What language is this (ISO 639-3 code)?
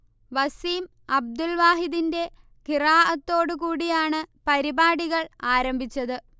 mal